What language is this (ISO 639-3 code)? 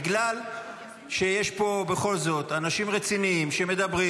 heb